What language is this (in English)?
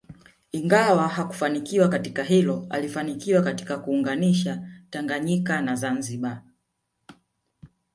Swahili